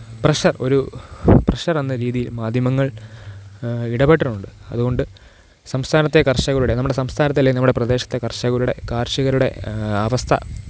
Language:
Malayalam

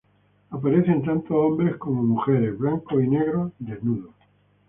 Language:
Spanish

